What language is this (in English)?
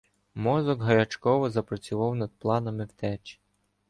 Ukrainian